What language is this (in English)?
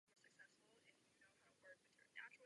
Czech